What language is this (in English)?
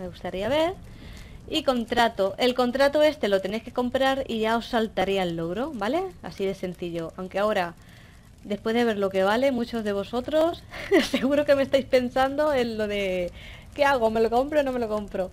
Spanish